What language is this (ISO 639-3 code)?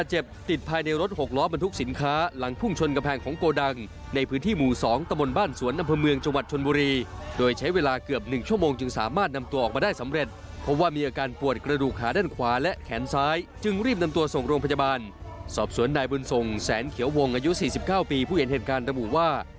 tha